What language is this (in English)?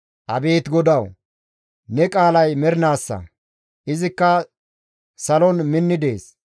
Gamo